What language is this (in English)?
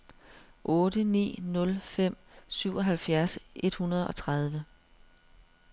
Danish